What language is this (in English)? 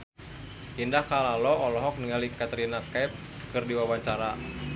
Sundanese